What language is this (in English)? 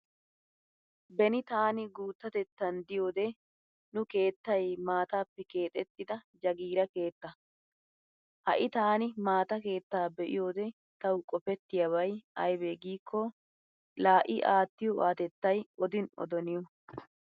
Wolaytta